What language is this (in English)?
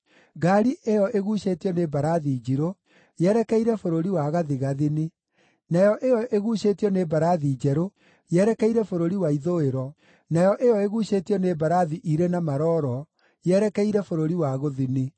Kikuyu